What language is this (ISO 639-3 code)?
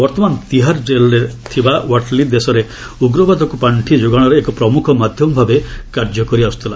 ori